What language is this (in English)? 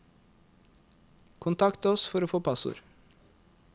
Norwegian